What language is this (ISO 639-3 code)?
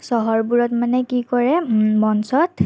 asm